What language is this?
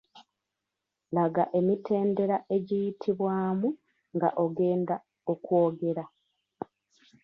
Ganda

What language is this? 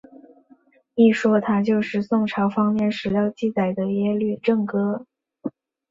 Chinese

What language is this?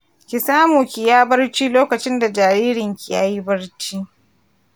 Hausa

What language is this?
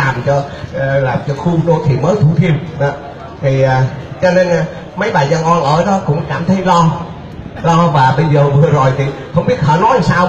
Vietnamese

